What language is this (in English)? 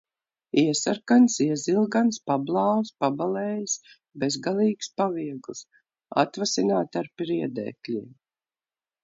Latvian